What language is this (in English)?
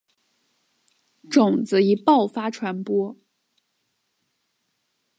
Chinese